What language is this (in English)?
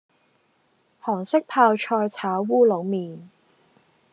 Cantonese